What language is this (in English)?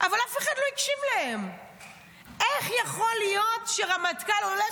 Hebrew